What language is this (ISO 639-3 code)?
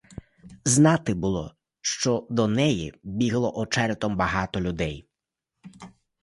ukr